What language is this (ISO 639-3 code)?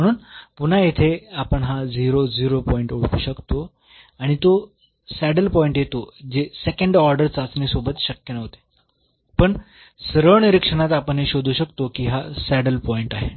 mar